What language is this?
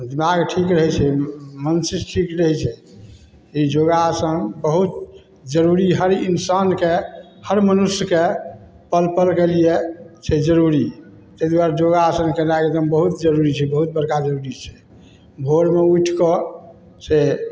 Maithili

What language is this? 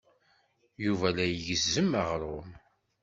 Kabyle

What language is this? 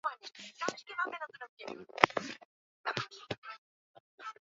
Swahili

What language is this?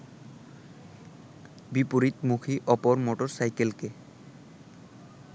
Bangla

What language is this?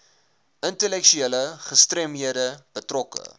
Afrikaans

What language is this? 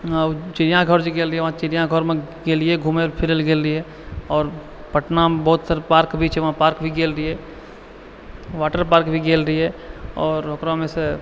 Maithili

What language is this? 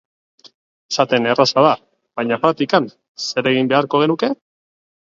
Basque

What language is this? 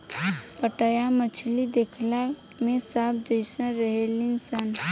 Bhojpuri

